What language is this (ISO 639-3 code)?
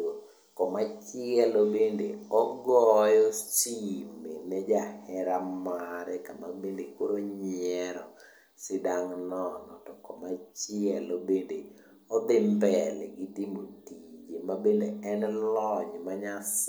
luo